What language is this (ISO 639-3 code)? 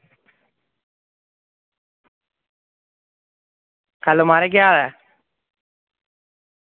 doi